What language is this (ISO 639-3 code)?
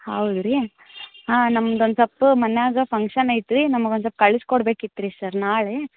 kan